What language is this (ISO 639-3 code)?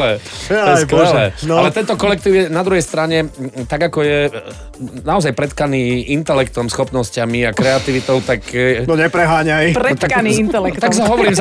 slk